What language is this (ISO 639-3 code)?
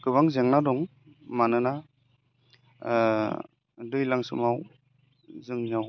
brx